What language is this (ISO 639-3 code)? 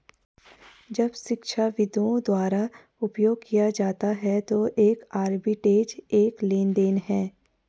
hin